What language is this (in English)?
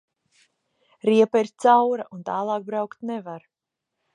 Latvian